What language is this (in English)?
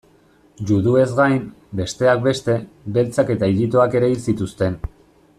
Basque